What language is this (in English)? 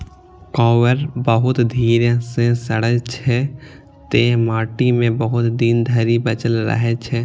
Maithili